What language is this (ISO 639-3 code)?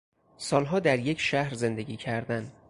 fas